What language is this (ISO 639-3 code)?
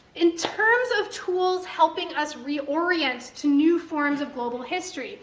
eng